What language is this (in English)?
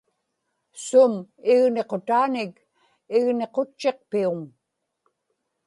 Inupiaq